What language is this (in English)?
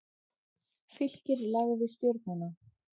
Icelandic